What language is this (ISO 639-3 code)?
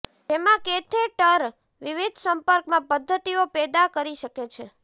guj